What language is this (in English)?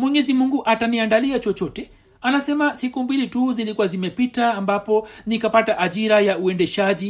Swahili